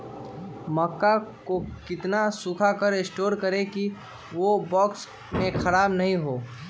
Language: Magahi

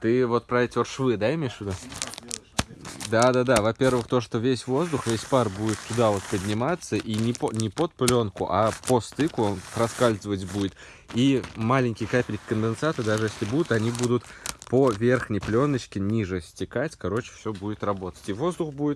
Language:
Russian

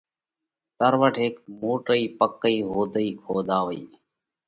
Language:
Parkari Koli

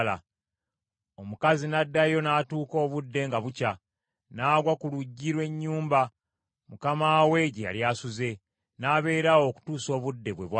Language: Ganda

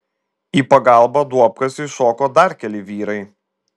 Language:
Lithuanian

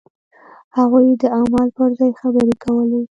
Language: Pashto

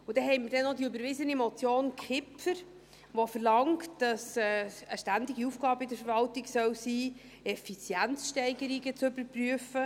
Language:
Swiss German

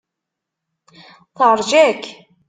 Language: Kabyle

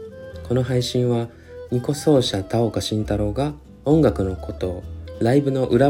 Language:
Japanese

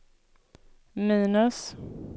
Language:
Swedish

